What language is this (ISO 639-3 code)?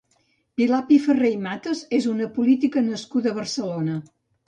cat